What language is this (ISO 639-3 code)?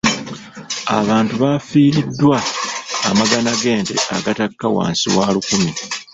lug